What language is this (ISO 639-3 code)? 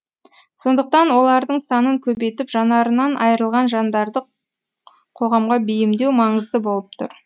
kaz